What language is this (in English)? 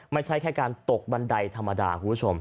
Thai